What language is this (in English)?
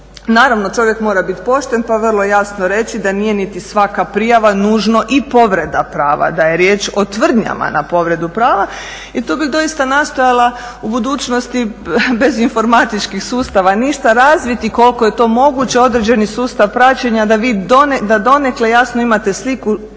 Croatian